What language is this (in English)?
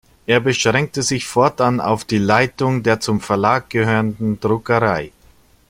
German